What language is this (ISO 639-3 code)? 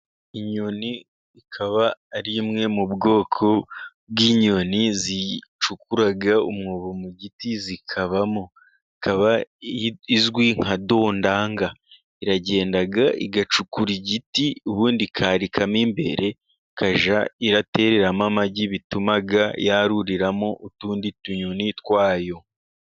kin